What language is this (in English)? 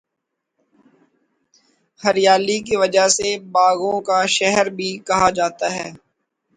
Urdu